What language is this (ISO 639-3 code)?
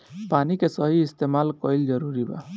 bho